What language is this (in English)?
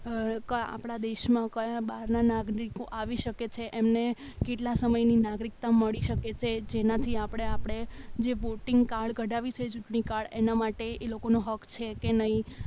Gujarati